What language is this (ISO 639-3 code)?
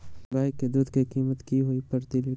mag